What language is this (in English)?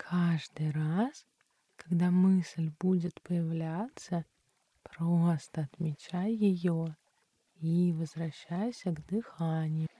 Russian